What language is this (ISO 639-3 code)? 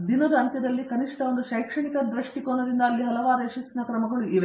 kan